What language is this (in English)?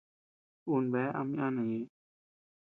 Tepeuxila Cuicatec